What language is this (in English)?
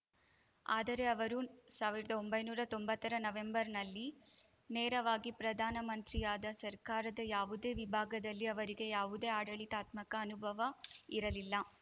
Kannada